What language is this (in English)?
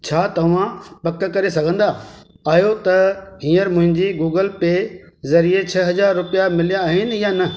Sindhi